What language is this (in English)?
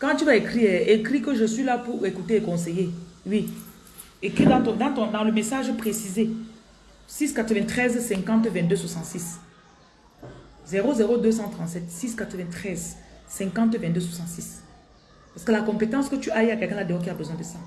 French